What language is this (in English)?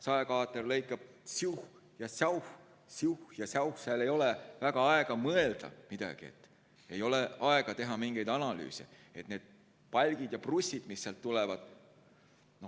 Estonian